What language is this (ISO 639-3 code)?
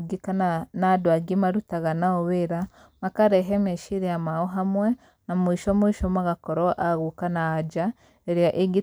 kik